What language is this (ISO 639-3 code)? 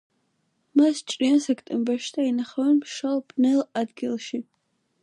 kat